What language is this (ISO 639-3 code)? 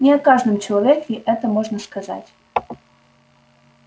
rus